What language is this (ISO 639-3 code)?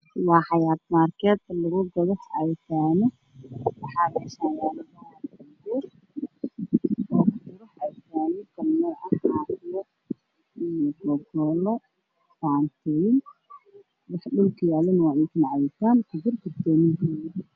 som